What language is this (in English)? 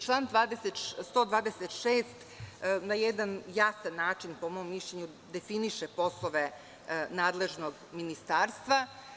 Serbian